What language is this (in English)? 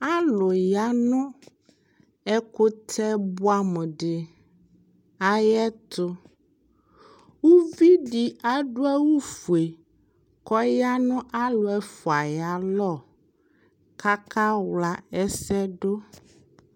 Ikposo